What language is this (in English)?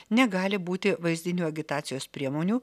Lithuanian